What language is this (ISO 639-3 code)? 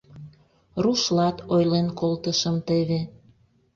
chm